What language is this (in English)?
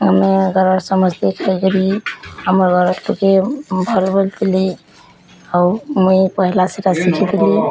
Odia